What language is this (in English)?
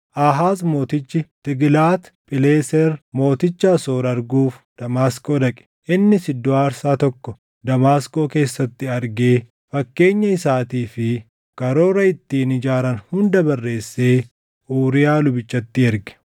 Oromo